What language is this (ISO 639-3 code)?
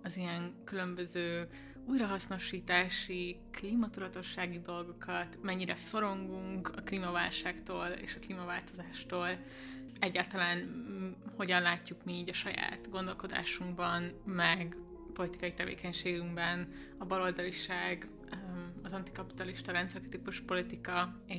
hun